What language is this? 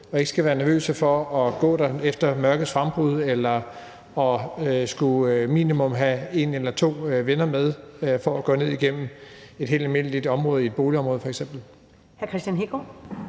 Danish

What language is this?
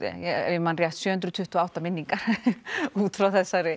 Icelandic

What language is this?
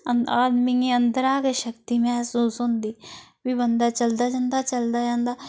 Dogri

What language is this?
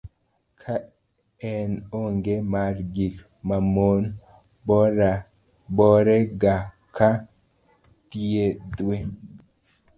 Luo (Kenya and Tanzania)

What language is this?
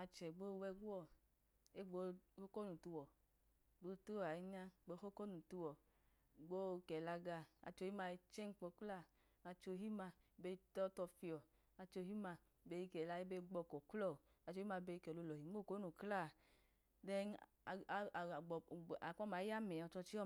Idoma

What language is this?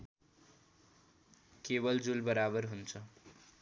Nepali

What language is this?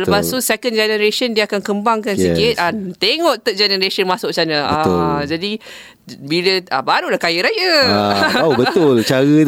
Malay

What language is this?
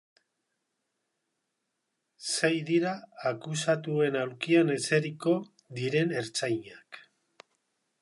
Basque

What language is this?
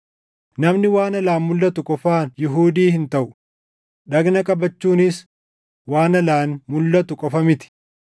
Oromo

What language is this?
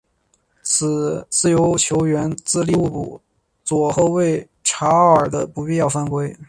Chinese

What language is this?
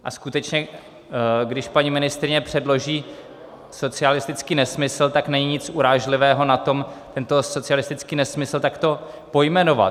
Czech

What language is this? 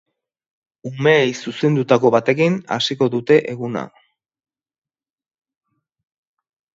Basque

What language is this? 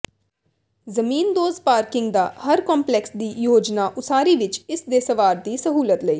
Punjabi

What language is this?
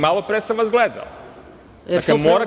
Serbian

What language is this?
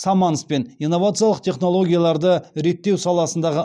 Kazakh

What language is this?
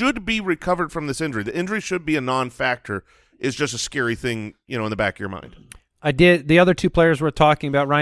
English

